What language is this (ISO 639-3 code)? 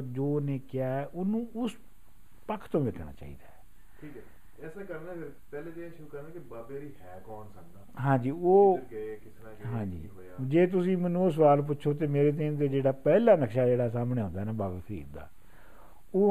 pan